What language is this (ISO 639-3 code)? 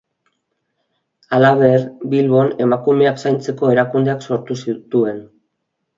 eus